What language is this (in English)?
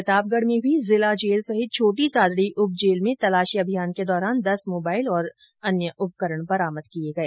Hindi